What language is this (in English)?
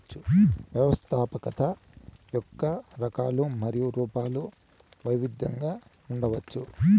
Telugu